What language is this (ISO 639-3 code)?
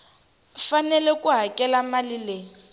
tso